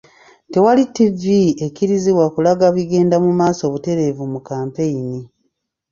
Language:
Ganda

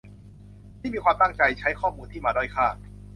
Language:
Thai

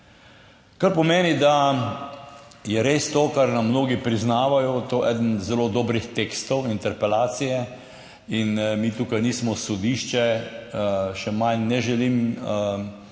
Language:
Slovenian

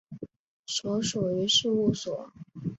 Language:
Chinese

